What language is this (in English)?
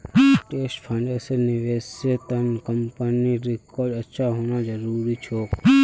Magahi